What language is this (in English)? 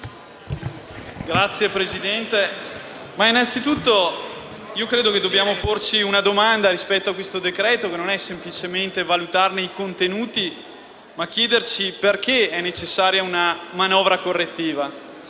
Italian